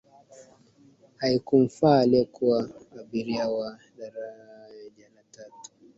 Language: Swahili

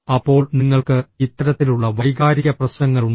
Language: Malayalam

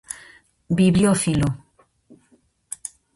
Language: Galician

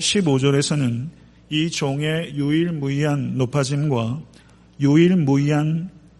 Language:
Korean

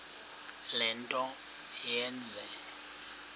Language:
Xhosa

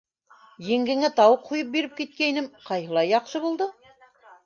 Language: Bashkir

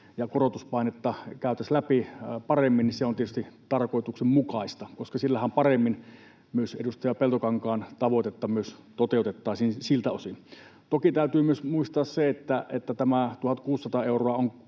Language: Finnish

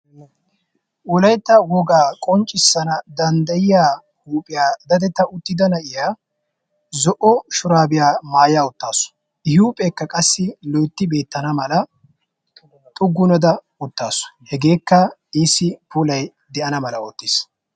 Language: Wolaytta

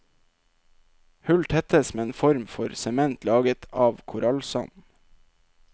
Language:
Norwegian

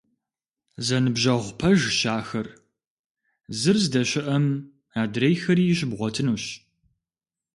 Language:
Kabardian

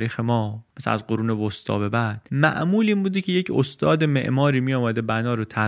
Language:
Persian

